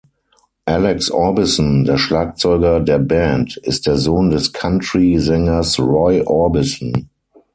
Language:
German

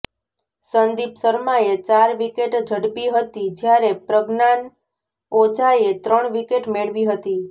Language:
Gujarati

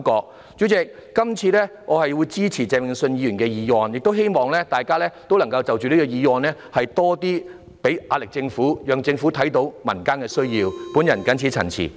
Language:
Cantonese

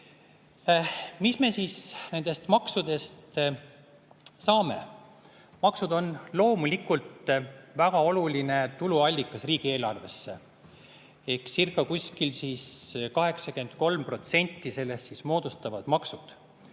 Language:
Estonian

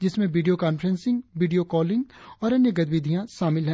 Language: Hindi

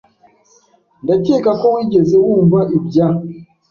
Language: Kinyarwanda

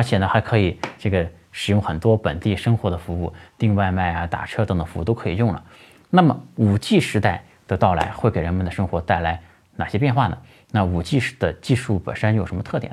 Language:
Chinese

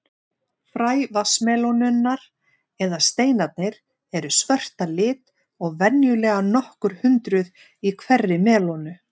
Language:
Icelandic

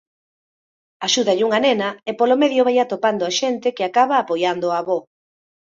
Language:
Galician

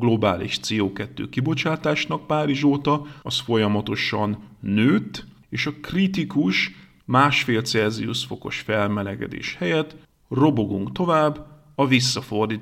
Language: Hungarian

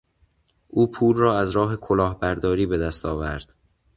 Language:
Persian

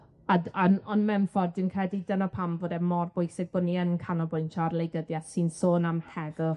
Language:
Welsh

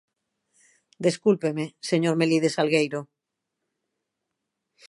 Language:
Galician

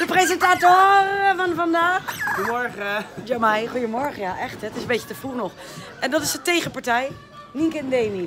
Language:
Dutch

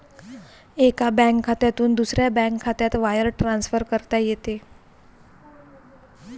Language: Marathi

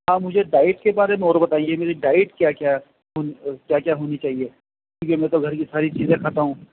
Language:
Urdu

